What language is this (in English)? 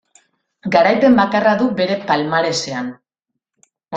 Basque